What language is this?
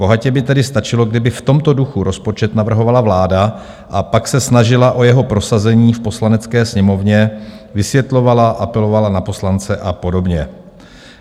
Czech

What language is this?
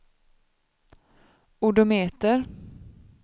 Swedish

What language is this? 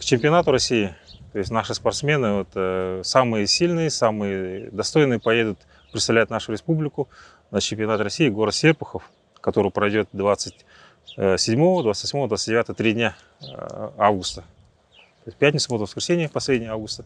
Russian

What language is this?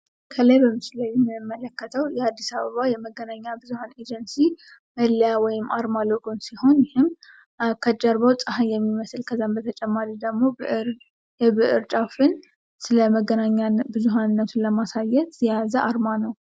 Amharic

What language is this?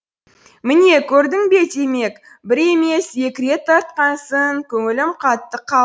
Kazakh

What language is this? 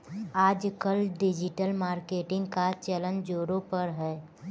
Hindi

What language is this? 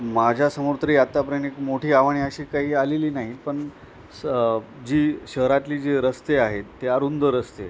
Marathi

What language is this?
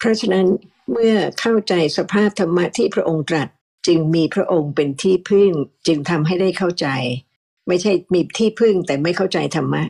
Thai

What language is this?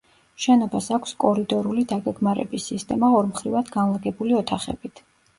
Georgian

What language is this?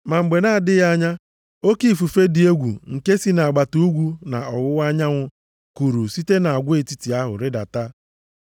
Igbo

